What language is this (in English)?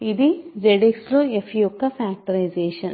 Telugu